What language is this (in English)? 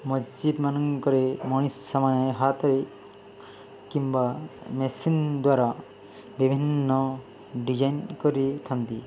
Odia